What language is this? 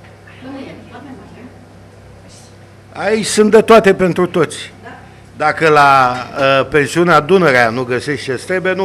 Romanian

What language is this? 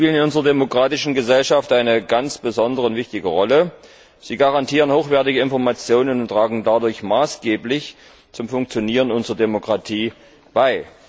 German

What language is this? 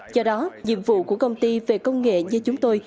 Vietnamese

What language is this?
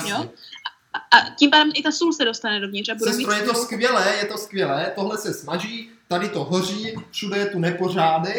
Czech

